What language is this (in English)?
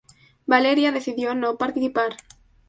Spanish